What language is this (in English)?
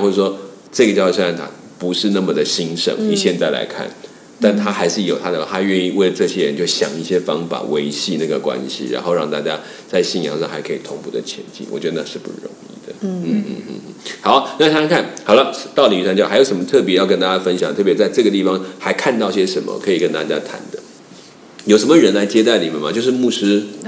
Chinese